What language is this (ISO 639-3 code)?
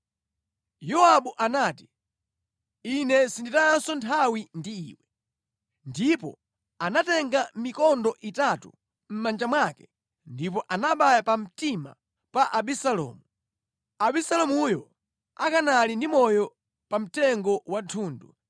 nya